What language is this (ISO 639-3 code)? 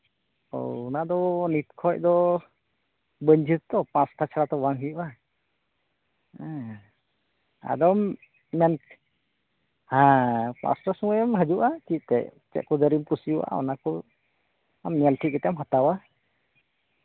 sat